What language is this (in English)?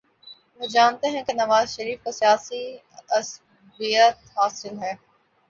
Urdu